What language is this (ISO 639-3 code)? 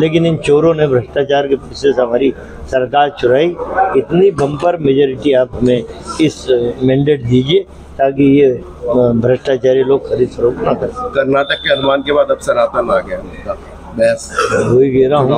hin